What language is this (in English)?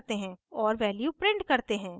Hindi